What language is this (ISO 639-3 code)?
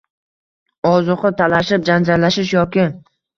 uzb